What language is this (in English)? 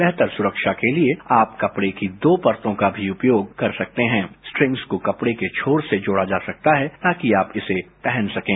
Hindi